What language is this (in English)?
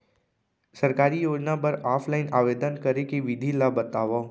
Chhattisgarhi